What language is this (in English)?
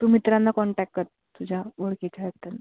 Marathi